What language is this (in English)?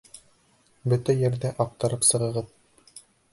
Bashkir